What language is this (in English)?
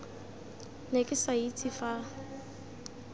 Tswana